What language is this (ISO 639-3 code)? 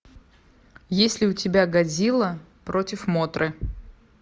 rus